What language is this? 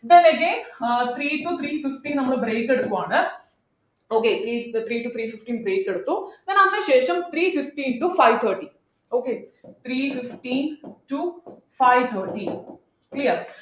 Malayalam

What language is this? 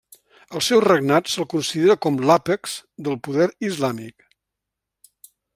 Catalan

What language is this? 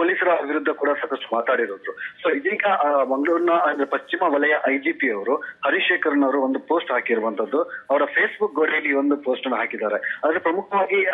Hindi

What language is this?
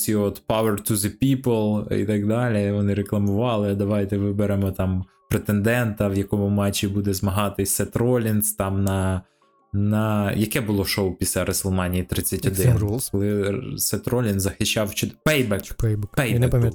Ukrainian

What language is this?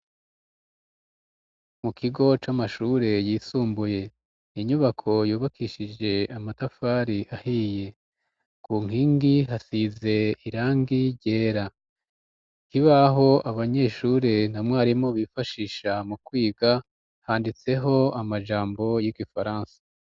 Rundi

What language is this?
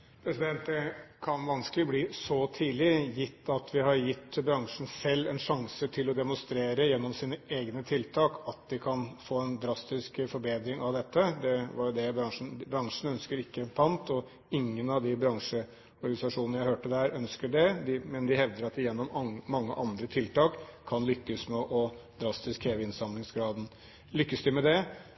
Norwegian Bokmål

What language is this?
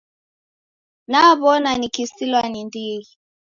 Taita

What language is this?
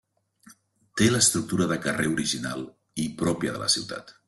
Catalan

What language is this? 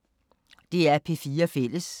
Danish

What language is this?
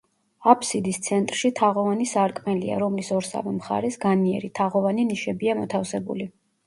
Georgian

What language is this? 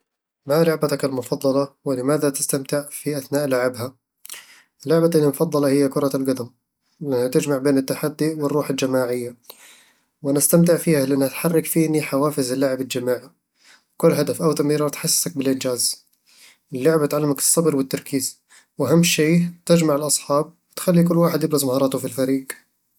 Eastern Egyptian Bedawi Arabic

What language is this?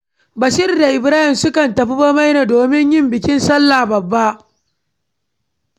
Hausa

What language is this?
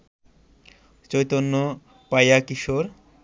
Bangla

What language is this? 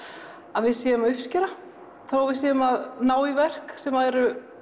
Icelandic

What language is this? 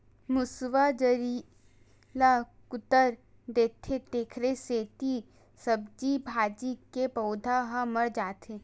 Chhattisgarhi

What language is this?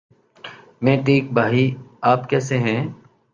Urdu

